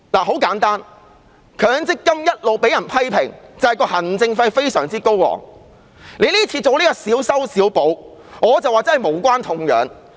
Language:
Cantonese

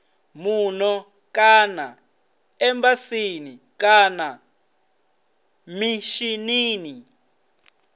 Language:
Venda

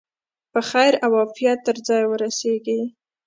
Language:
Pashto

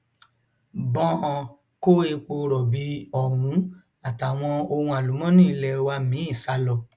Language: Yoruba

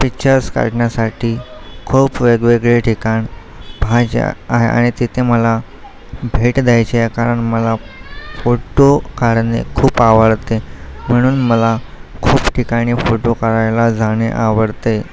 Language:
Marathi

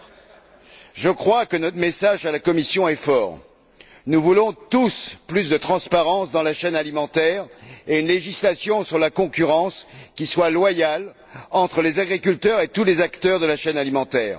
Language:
French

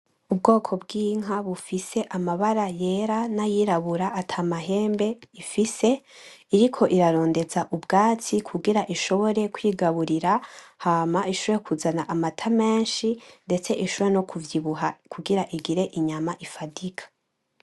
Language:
Rundi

